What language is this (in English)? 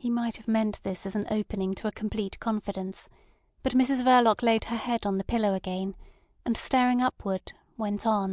English